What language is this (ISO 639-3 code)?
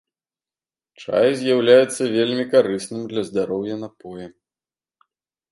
bel